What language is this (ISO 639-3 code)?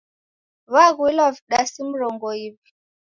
dav